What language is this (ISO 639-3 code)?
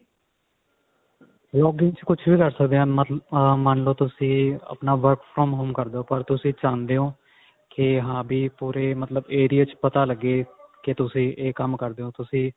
pan